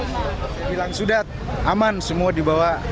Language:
Indonesian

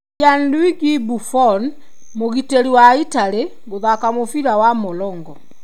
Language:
Kikuyu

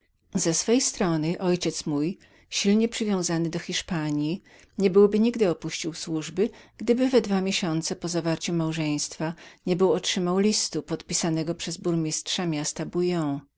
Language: Polish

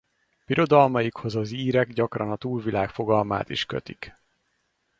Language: Hungarian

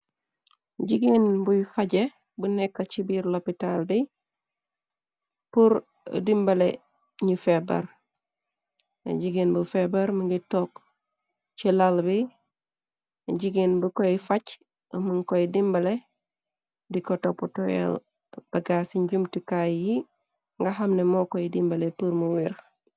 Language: Wolof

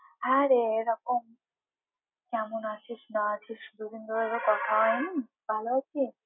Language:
Bangla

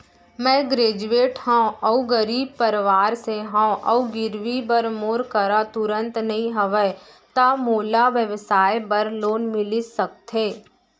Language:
Chhattisgarhi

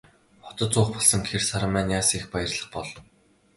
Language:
Mongolian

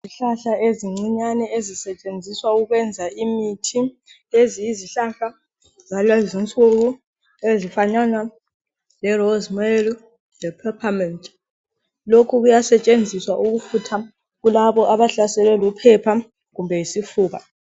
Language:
North Ndebele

